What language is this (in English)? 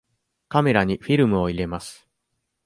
Japanese